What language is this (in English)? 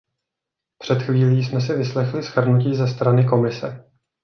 Czech